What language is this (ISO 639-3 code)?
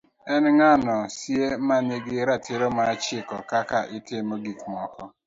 luo